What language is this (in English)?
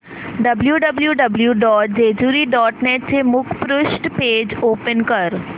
Marathi